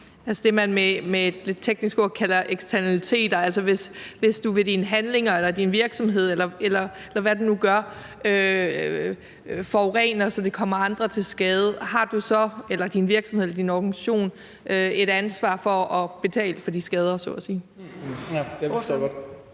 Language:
Danish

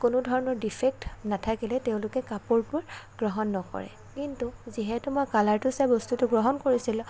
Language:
Assamese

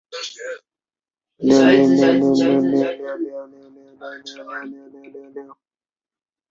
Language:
Chinese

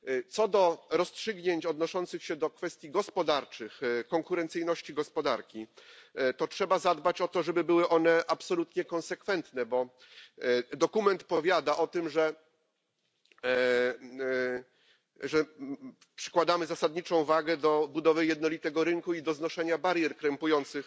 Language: Polish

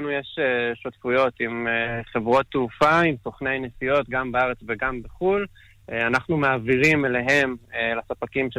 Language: Hebrew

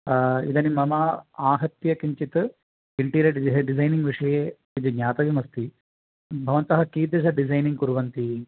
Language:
Sanskrit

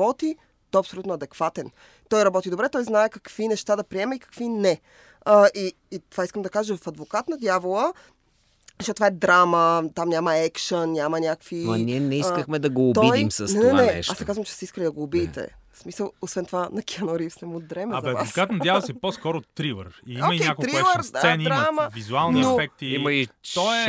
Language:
Bulgarian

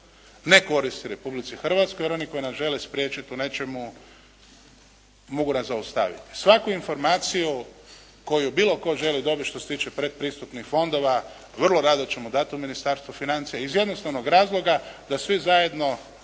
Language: Croatian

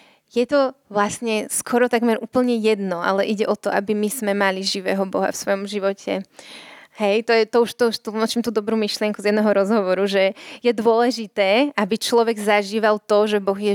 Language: Czech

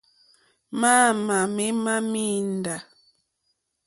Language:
Mokpwe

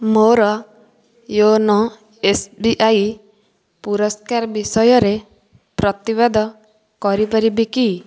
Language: Odia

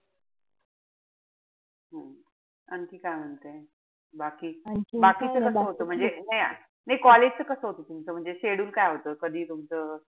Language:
Marathi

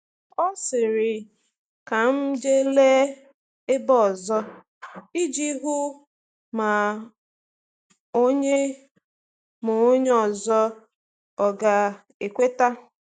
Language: Igbo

